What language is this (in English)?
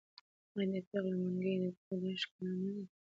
Pashto